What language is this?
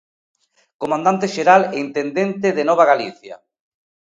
Galician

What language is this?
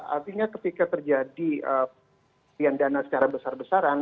Indonesian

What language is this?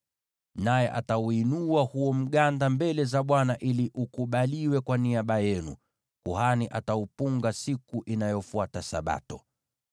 Swahili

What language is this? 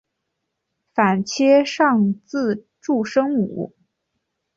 Chinese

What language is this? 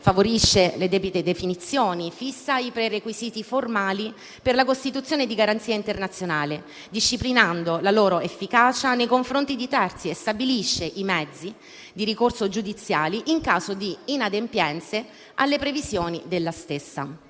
Italian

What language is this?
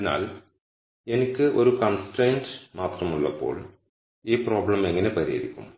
Malayalam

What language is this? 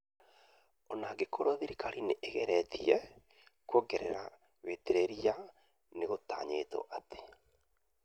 Kikuyu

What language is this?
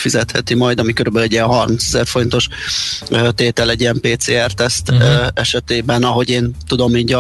Hungarian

